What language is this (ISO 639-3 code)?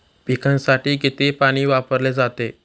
mar